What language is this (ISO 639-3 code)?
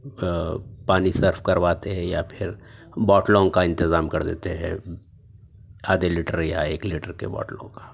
urd